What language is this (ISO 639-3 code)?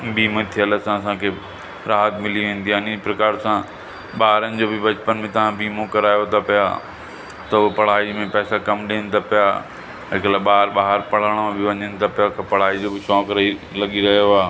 snd